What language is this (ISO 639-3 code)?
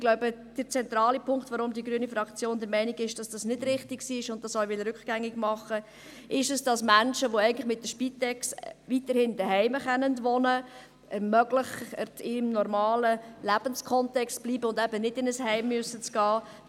gsw